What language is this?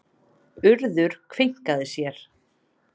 Icelandic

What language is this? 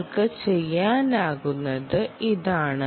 Malayalam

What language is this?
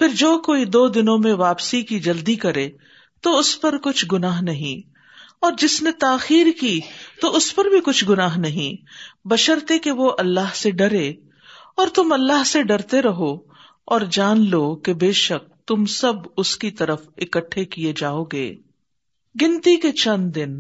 Urdu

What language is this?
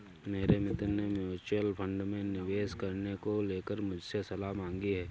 Hindi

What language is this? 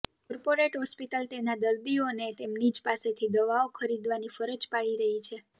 Gujarati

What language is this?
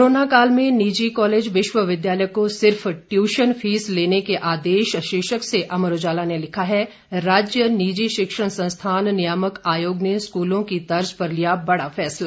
Hindi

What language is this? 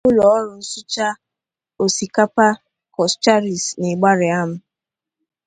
Igbo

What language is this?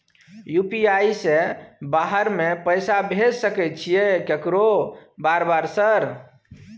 Maithili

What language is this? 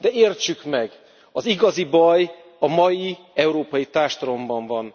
Hungarian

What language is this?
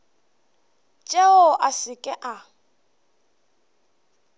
Northern Sotho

